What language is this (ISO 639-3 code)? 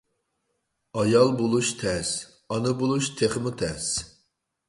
uig